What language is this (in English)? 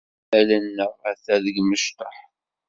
Kabyle